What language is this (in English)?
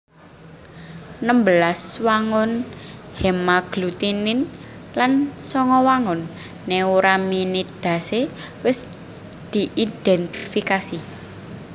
Javanese